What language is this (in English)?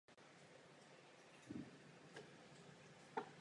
Czech